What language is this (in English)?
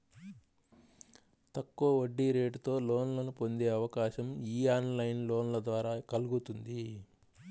Telugu